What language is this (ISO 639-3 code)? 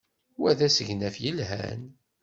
kab